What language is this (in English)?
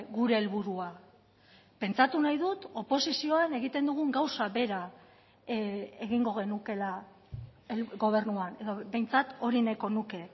Basque